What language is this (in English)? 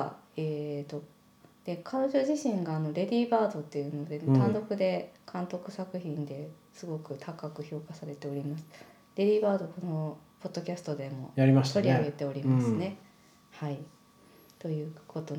Japanese